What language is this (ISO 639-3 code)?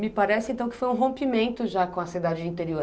por